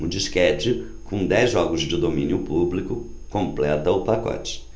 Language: Portuguese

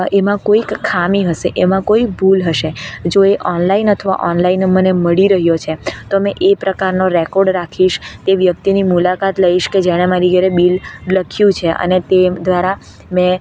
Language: Gujarati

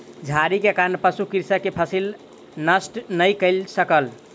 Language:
Maithili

